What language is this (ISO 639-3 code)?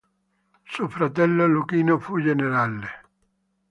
ita